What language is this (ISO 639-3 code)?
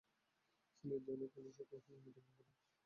ben